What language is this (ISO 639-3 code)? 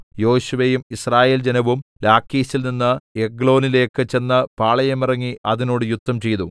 mal